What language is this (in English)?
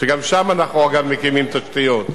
Hebrew